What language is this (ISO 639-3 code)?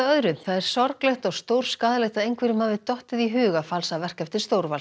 isl